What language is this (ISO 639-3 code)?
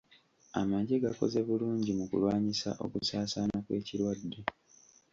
lug